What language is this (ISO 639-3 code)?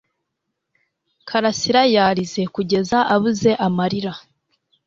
kin